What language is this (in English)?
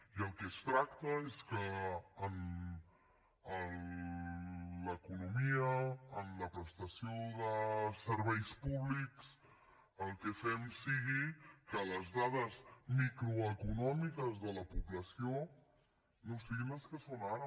Catalan